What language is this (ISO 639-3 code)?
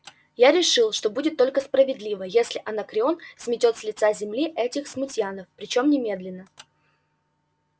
rus